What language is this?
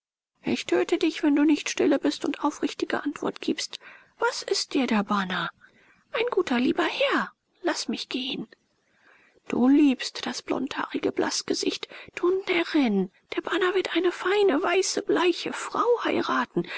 German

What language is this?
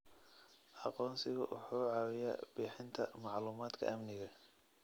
Somali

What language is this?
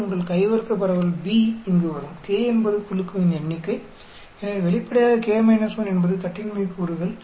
Tamil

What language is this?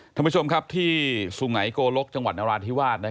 Thai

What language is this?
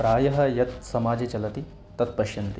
Sanskrit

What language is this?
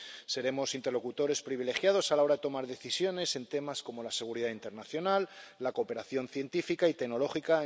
Spanish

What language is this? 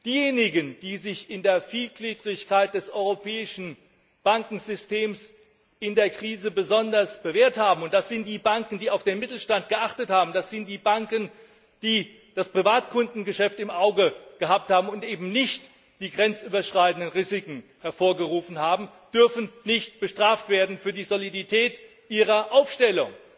German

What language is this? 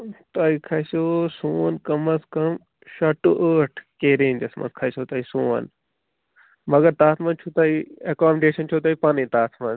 Kashmiri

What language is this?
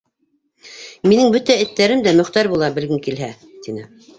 Bashkir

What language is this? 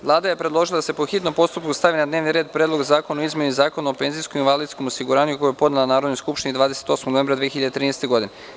Serbian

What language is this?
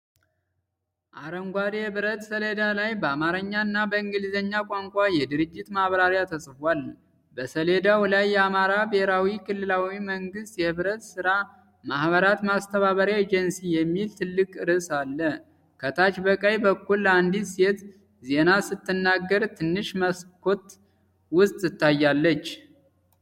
Amharic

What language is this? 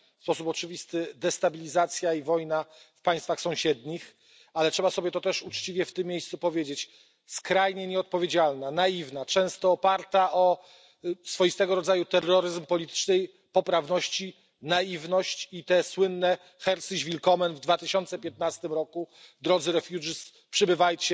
Polish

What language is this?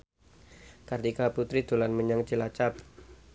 Javanese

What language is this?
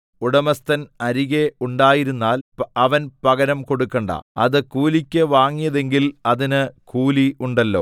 Malayalam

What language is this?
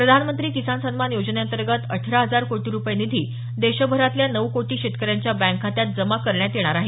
Marathi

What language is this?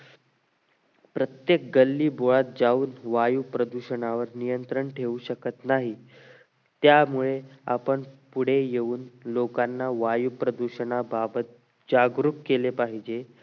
Marathi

